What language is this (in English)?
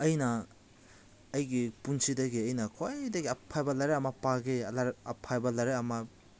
Manipuri